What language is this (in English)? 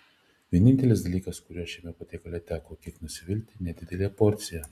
Lithuanian